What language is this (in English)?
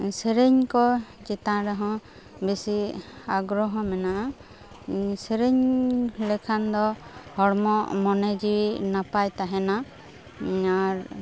Santali